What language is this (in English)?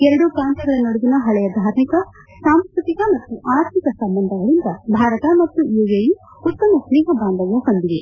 Kannada